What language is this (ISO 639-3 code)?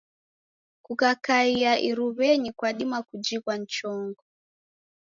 dav